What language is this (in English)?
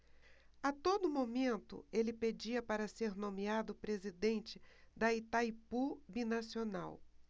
Portuguese